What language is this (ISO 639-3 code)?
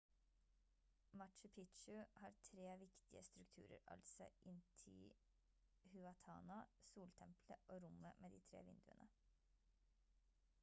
nob